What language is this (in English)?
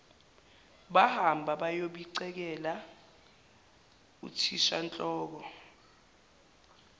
Zulu